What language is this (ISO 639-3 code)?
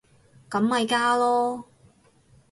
yue